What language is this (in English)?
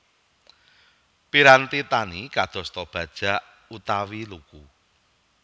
Javanese